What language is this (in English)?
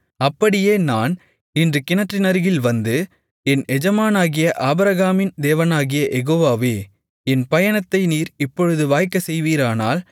Tamil